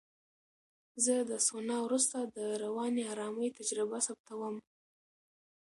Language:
Pashto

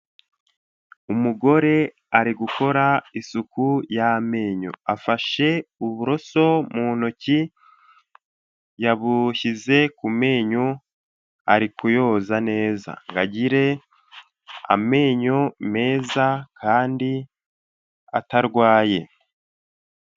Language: Kinyarwanda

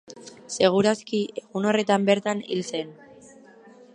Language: Basque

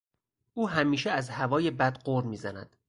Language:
Persian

